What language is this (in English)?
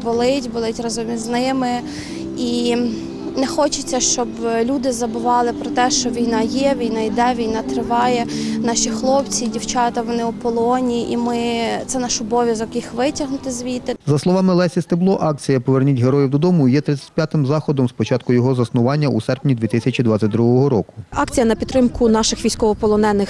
Ukrainian